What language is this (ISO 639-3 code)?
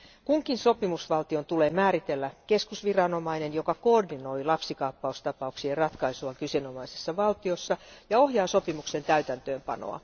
fin